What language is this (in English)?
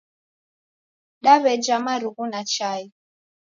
Taita